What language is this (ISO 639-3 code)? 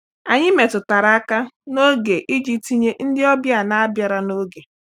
ibo